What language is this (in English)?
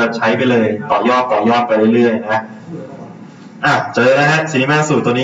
Thai